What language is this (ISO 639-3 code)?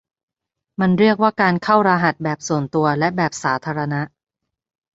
tha